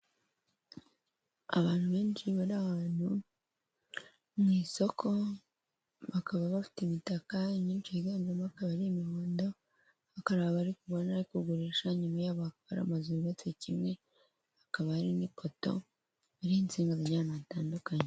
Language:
Kinyarwanda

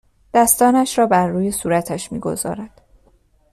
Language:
Persian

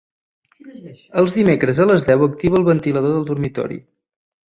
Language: Catalan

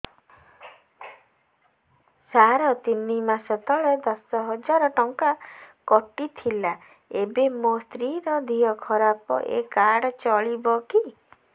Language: Odia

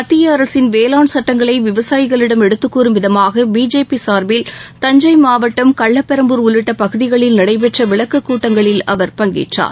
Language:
Tamil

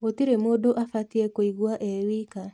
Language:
Kikuyu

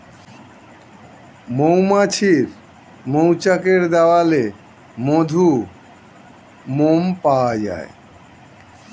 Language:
Bangla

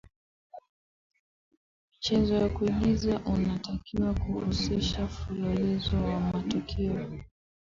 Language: Swahili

